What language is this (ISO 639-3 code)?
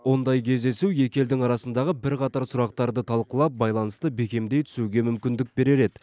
kaz